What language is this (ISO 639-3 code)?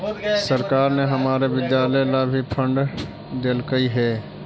mag